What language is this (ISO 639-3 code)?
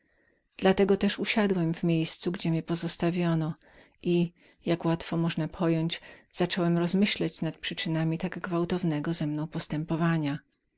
pol